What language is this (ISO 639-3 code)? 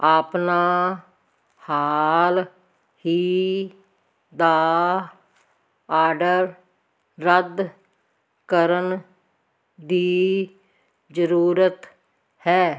pan